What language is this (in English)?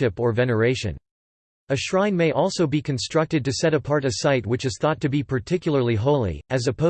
English